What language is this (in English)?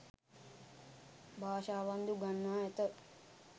Sinhala